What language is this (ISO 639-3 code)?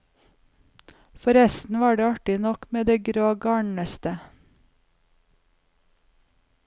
nor